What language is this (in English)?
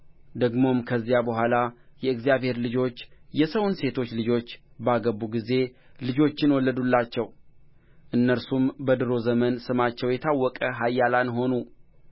Amharic